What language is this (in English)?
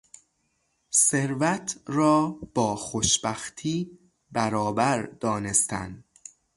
Persian